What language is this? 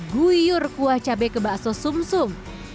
Indonesian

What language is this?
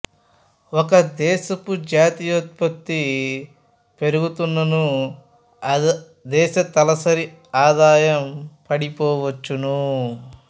Telugu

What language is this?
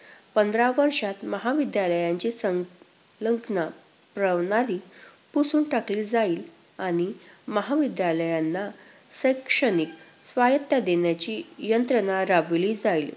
Marathi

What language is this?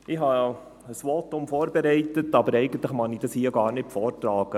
Swiss German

